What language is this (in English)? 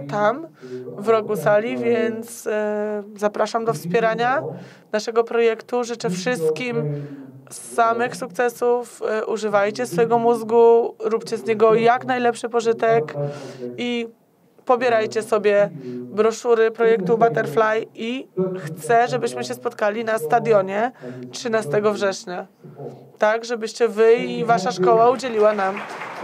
Polish